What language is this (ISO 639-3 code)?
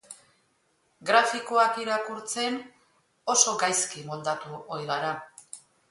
eus